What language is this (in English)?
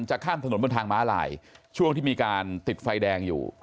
Thai